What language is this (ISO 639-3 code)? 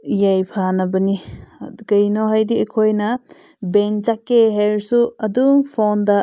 mni